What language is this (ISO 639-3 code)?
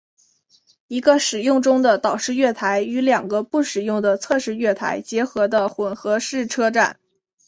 zho